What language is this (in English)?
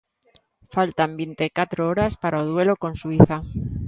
Galician